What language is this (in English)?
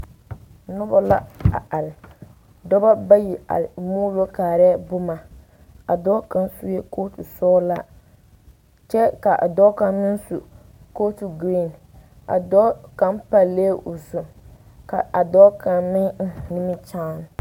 Southern Dagaare